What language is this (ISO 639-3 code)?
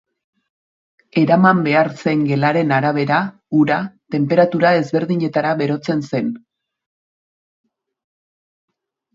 eus